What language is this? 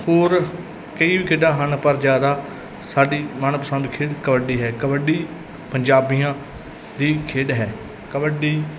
Punjabi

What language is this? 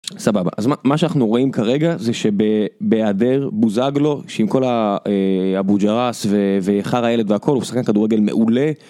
Hebrew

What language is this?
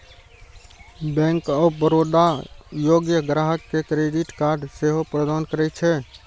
Maithili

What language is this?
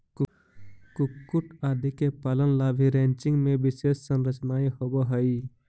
Magahi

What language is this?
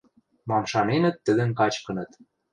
Western Mari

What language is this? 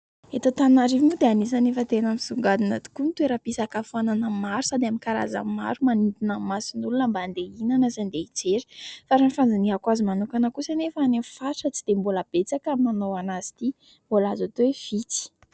Malagasy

